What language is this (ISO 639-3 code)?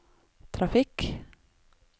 nor